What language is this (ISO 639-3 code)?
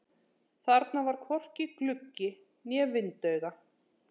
isl